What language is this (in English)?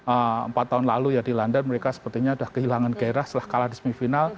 Indonesian